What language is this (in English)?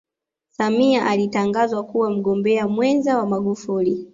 Swahili